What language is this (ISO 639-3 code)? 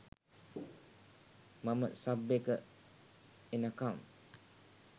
sin